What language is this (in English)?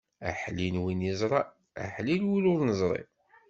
Kabyle